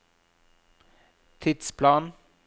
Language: Norwegian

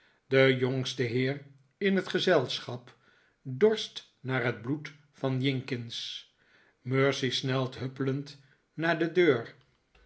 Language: Dutch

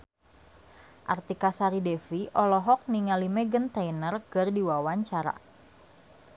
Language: Sundanese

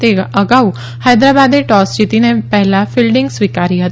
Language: Gujarati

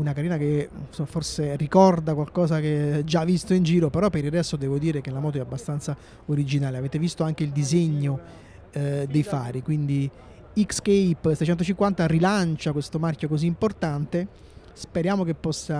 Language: Italian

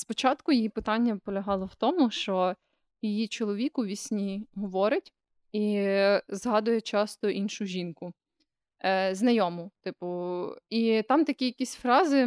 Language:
Ukrainian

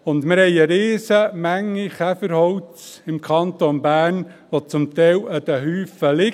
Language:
Swiss German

